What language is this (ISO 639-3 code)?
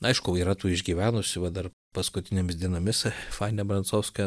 lit